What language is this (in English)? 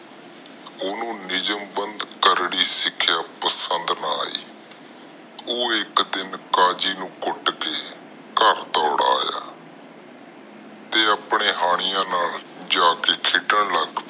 Punjabi